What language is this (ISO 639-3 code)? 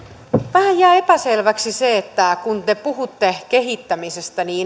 fin